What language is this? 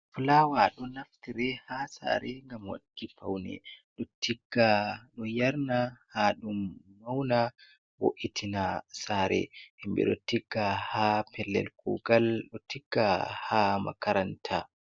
Fula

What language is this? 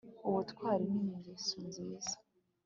Kinyarwanda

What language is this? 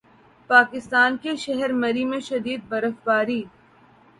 Urdu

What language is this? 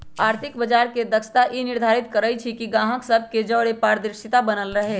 Magahi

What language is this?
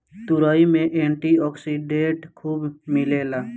Bhojpuri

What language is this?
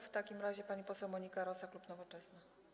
Polish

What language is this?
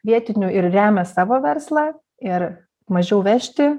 Lithuanian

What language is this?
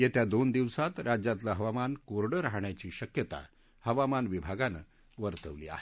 Marathi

